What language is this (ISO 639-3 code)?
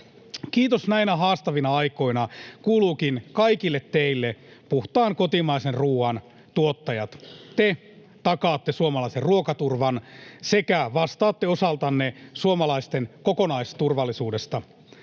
fin